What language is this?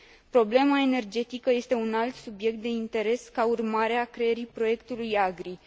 Romanian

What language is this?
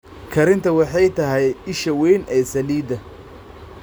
Somali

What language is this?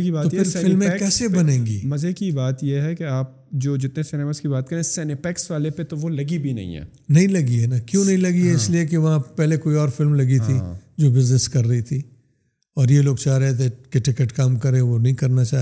Urdu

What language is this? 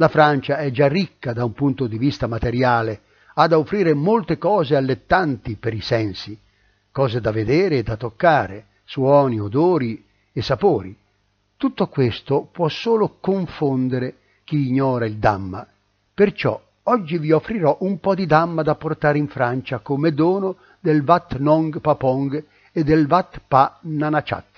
Italian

